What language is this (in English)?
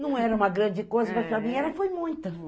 Portuguese